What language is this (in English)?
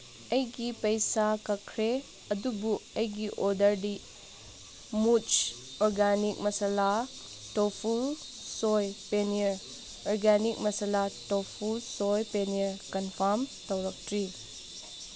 Manipuri